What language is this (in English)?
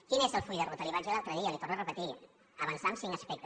Catalan